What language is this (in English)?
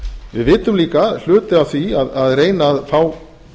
Icelandic